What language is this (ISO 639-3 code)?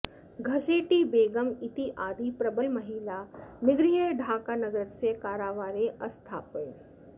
san